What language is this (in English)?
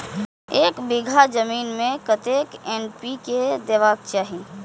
Maithili